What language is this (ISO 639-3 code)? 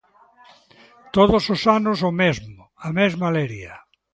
glg